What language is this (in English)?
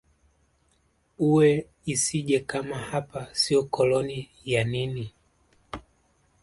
Swahili